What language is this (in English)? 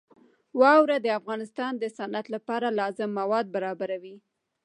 Pashto